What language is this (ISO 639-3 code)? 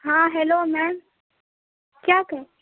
urd